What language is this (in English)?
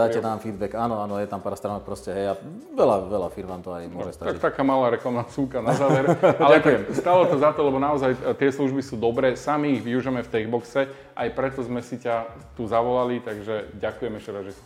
Slovak